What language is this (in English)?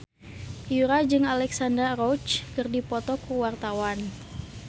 Sundanese